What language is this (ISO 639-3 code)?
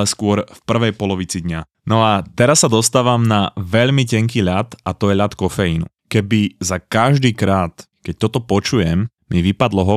slk